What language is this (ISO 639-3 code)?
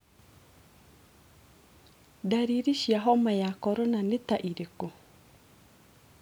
kik